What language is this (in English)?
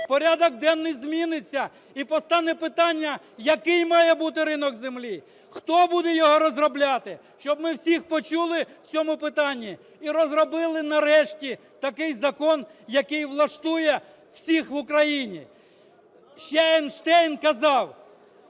Ukrainian